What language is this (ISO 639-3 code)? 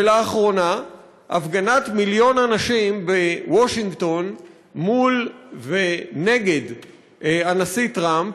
heb